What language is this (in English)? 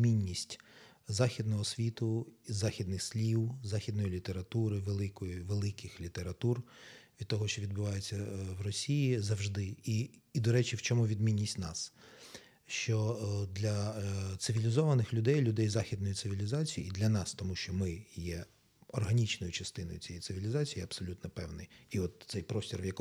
Ukrainian